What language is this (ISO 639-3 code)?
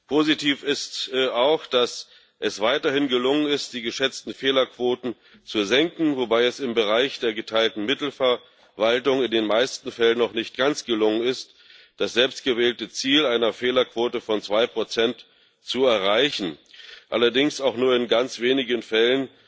deu